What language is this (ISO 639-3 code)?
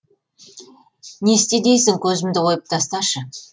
kaz